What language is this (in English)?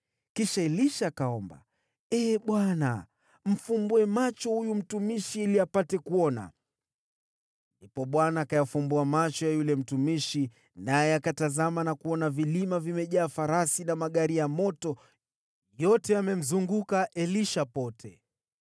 Swahili